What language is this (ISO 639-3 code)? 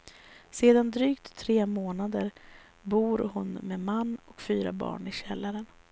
swe